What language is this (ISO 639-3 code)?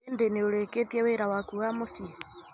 kik